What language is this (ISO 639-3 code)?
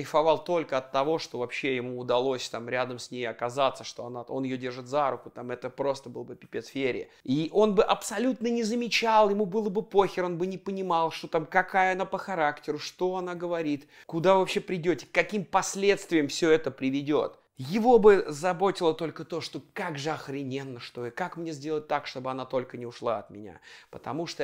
rus